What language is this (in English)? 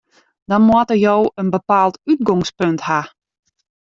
Western Frisian